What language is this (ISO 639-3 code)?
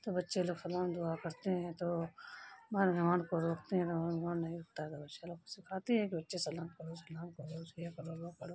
urd